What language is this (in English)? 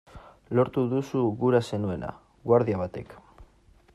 Basque